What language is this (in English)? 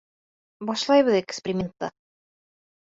Bashkir